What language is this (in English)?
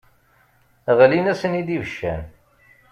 Kabyle